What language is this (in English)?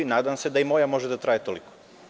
Serbian